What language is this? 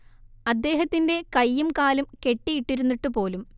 Malayalam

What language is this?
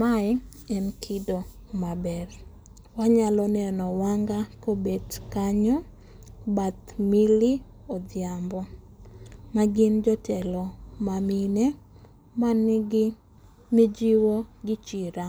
Luo (Kenya and Tanzania)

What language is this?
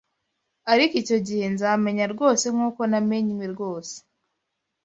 Kinyarwanda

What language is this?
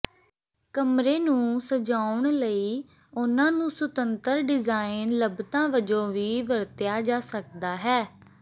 Punjabi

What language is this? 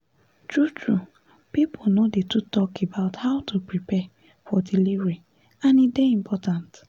Nigerian Pidgin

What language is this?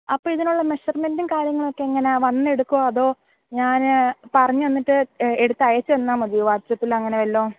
Malayalam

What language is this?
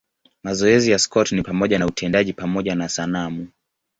Swahili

